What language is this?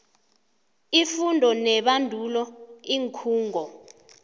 South Ndebele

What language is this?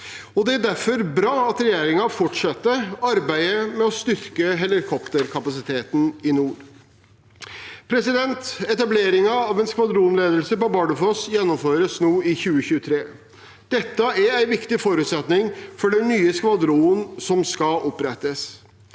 Norwegian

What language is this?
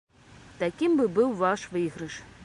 Belarusian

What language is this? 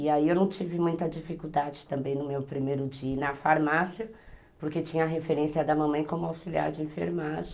Portuguese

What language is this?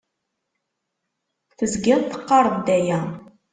Kabyle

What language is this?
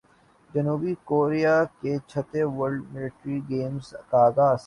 Urdu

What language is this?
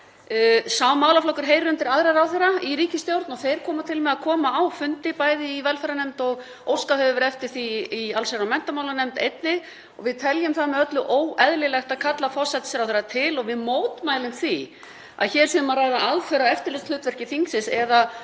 Icelandic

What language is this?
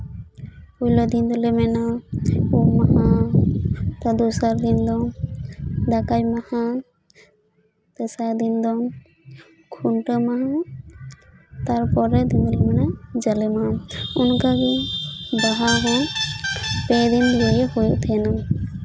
Santali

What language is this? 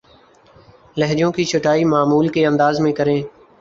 Urdu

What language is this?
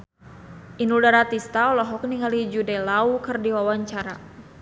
Sundanese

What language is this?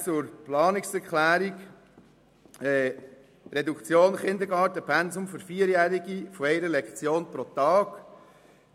Swiss German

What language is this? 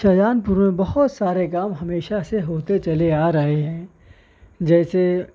Urdu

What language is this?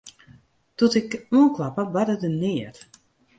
Western Frisian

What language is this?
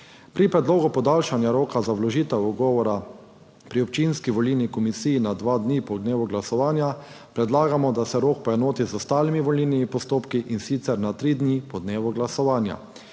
Slovenian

